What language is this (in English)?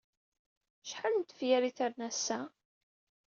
Kabyle